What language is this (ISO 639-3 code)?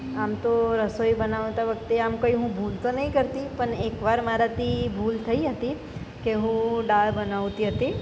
guj